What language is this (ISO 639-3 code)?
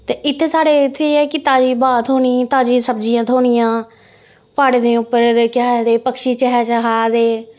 doi